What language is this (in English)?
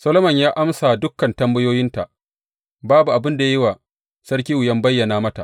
Hausa